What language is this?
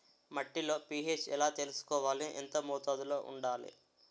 Telugu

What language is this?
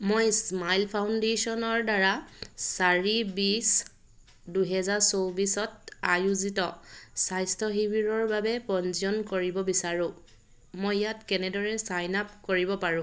Assamese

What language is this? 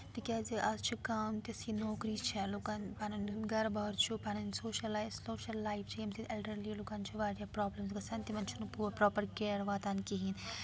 Kashmiri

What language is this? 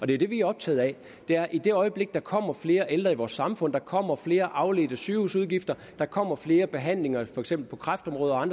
Danish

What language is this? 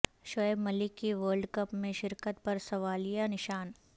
Urdu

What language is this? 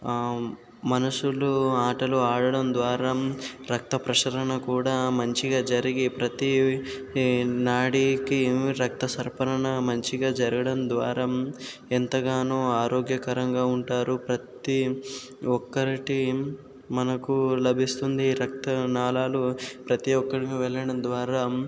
Telugu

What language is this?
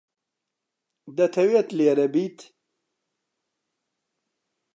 Central Kurdish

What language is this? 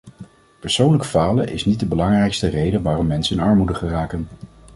Dutch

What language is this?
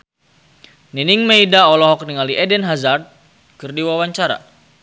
Sundanese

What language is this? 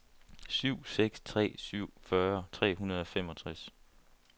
Danish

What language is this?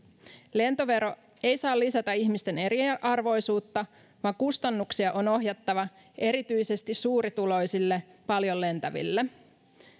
Finnish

